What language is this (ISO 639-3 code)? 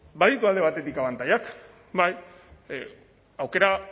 eus